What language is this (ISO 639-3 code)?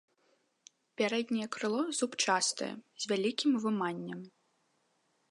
bel